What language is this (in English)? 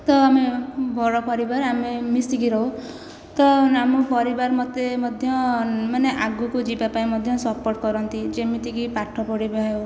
Odia